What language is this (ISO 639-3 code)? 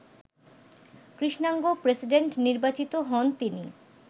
ben